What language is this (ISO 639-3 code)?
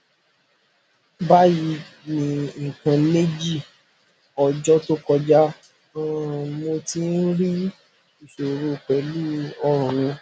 yor